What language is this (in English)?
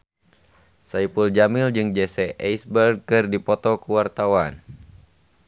Sundanese